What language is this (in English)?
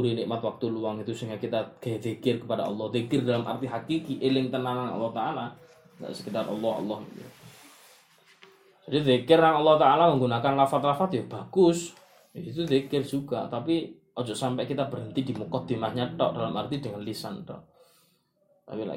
Malay